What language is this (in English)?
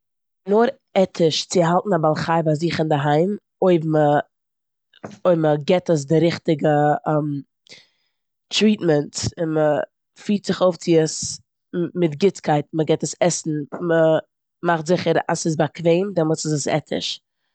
Yiddish